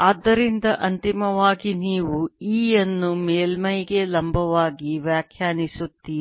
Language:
Kannada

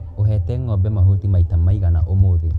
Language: Kikuyu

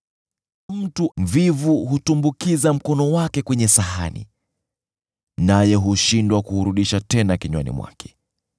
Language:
Swahili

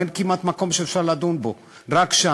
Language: Hebrew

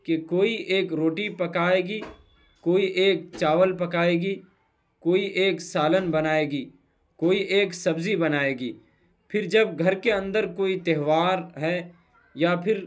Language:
Urdu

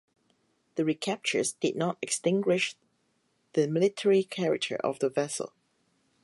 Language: English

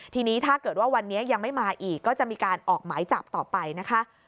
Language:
Thai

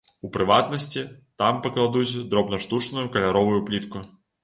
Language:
Belarusian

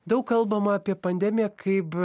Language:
Lithuanian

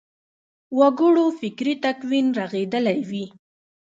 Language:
Pashto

